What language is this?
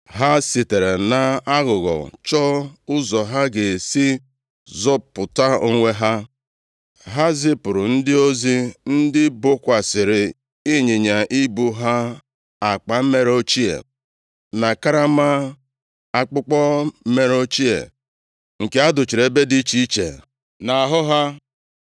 Igbo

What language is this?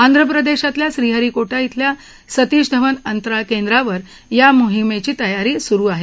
Marathi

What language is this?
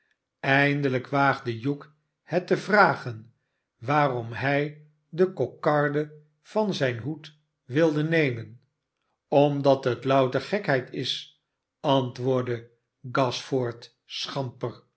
Dutch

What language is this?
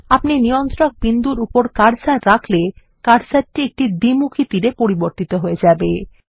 Bangla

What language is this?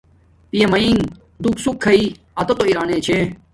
Domaaki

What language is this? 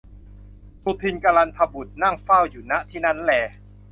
Thai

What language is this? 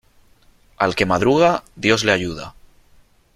Spanish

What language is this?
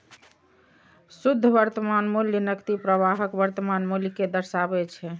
Maithili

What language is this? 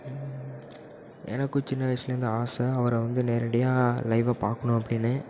Tamil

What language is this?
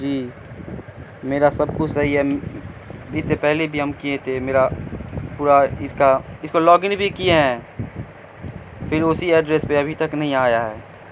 Urdu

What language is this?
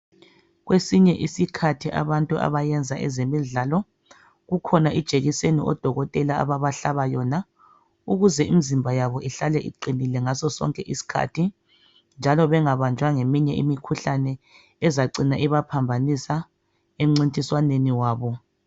North Ndebele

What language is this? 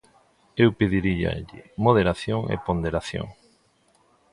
Galician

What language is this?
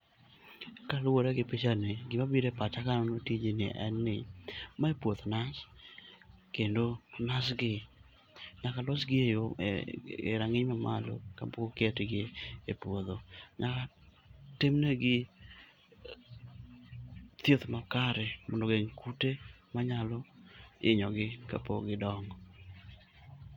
Luo (Kenya and Tanzania)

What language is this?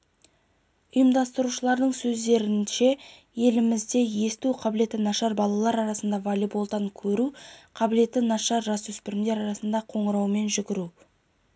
Kazakh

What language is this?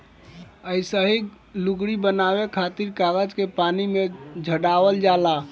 Bhojpuri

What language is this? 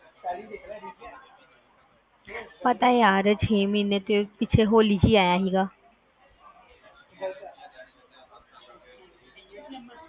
Punjabi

